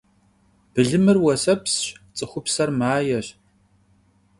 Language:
Kabardian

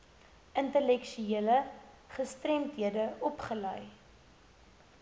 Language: Afrikaans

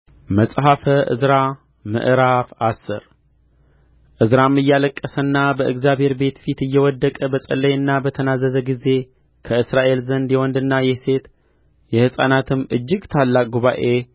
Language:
Amharic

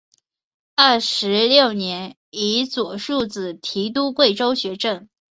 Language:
Chinese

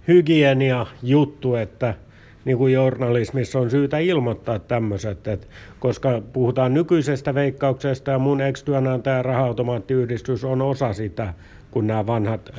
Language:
Finnish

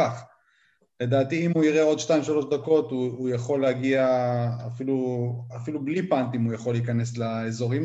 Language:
Hebrew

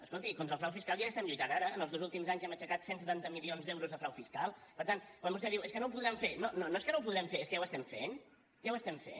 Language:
Catalan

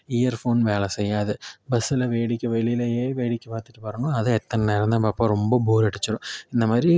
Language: Tamil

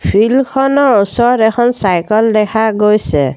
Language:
Assamese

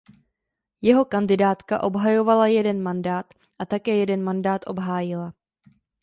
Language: Czech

